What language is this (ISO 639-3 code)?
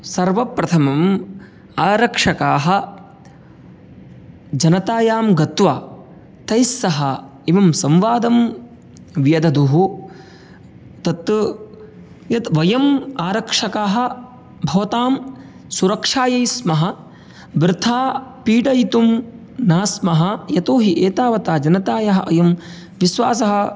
san